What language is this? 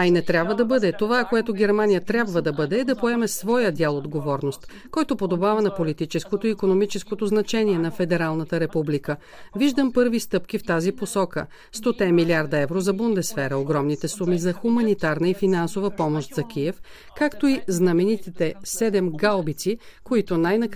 Bulgarian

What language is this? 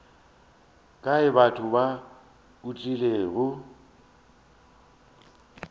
Northern Sotho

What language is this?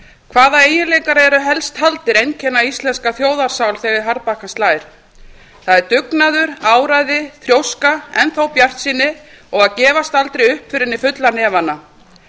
Icelandic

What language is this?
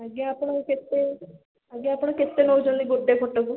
Odia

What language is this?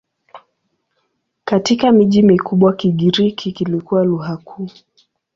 Swahili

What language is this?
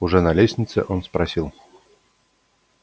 Russian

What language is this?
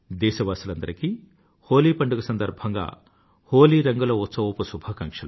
Telugu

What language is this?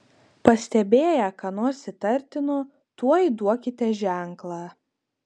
Lithuanian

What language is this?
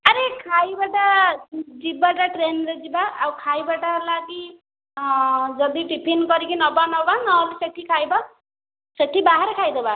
Odia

